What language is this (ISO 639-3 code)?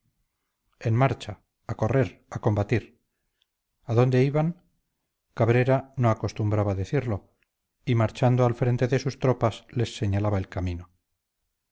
spa